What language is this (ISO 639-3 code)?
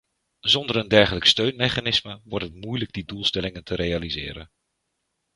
nld